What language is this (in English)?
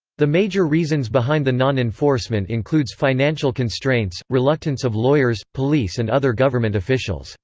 English